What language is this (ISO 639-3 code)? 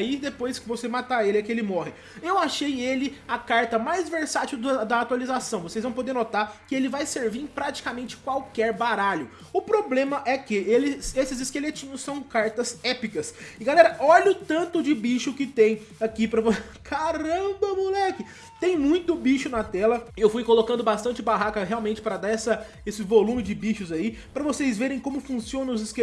por